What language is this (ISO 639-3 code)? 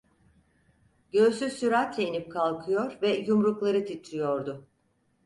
tur